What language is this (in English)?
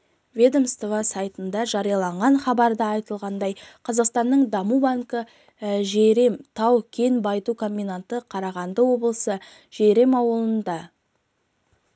Kazakh